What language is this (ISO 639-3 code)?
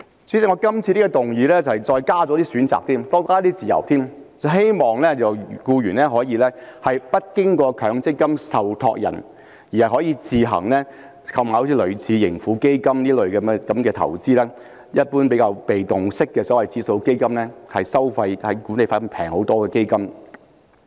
yue